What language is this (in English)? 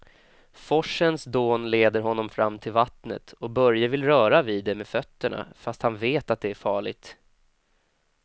Swedish